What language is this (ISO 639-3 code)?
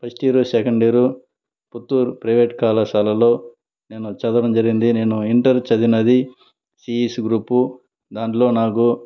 tel